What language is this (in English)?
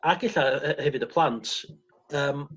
Welsh